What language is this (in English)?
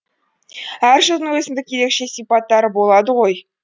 Kazakh